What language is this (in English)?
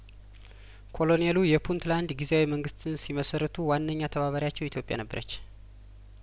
Amharic